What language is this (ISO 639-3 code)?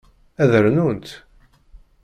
kab